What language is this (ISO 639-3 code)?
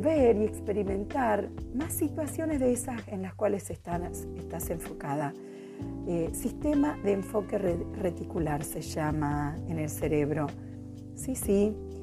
spa